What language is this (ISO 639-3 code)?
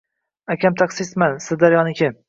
uzb